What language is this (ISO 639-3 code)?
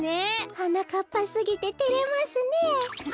jpn